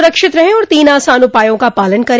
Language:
Hindi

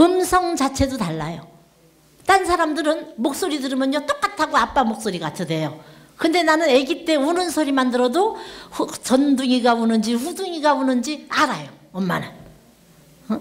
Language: Korean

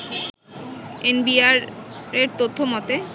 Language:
Bangla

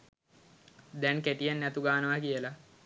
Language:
Sinhala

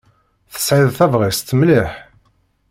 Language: Kabyle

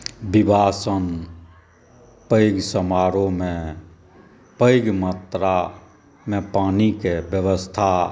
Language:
Maithili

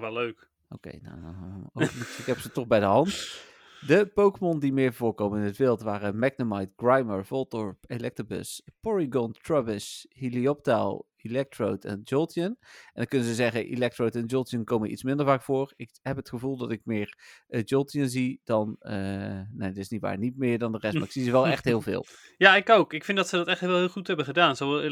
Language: Dutch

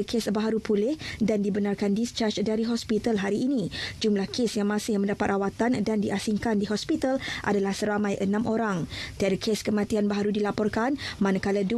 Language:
Malay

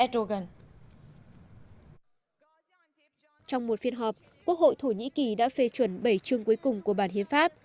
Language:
Vietnamese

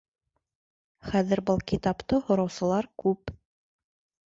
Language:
Bashkir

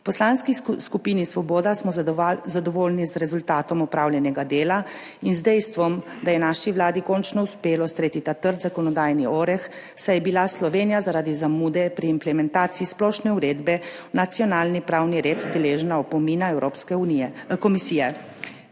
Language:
Slovenian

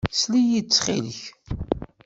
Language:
Kabyle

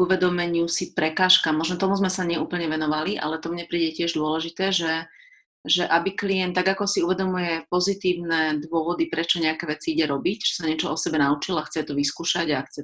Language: Slovak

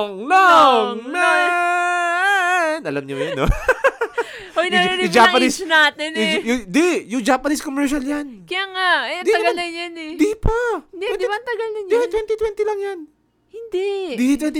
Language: Filipino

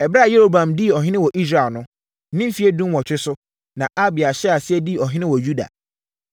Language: Akan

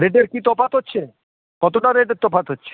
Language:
Bangla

